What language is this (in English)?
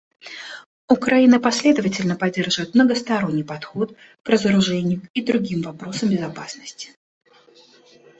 Russian